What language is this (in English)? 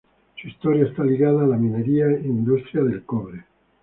Spanish